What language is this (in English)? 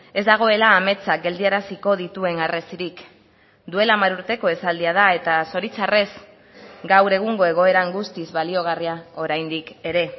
Basque